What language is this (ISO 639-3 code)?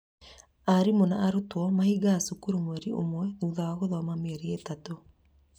kik